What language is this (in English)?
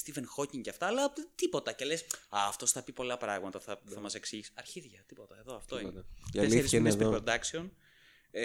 Greek